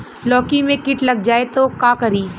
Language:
Bhojpuri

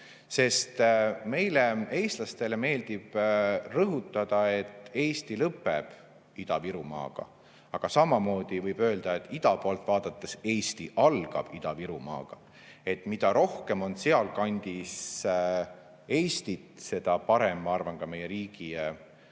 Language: Estonian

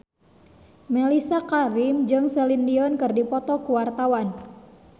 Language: Sundanese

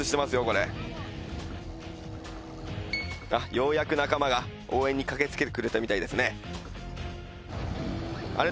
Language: Japanese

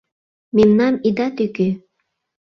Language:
Mari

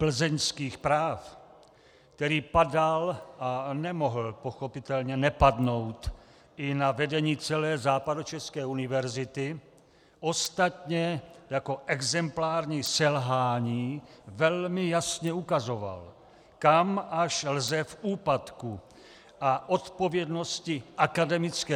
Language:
Czech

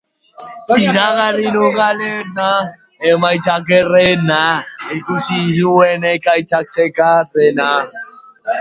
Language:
Basque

